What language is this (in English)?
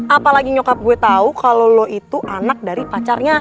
Indonesian